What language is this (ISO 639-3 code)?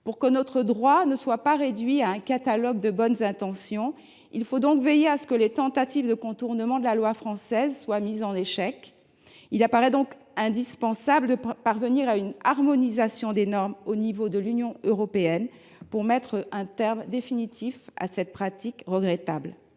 fra